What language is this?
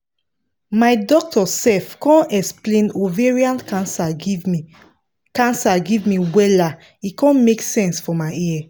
Nigerian Pidgin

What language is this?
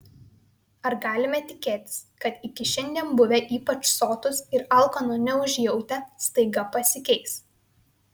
Lithuanian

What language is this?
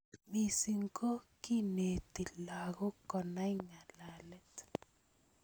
Kalenjin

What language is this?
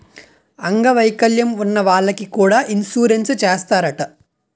Telugu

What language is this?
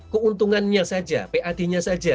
Indonesian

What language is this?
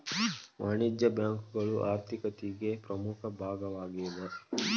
Kannada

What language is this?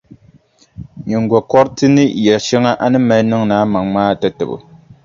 Dagbani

